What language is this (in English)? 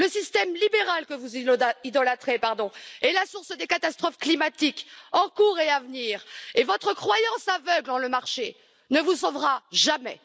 French